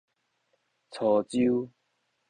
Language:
Min Nan Chinese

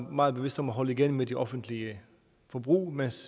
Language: Danish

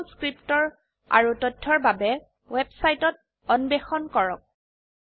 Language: Assamese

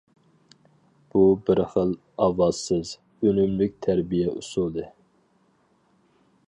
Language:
Uyghur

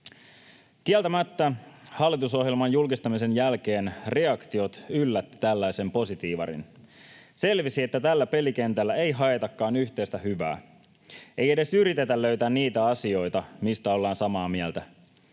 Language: Finnish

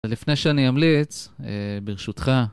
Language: Hebrew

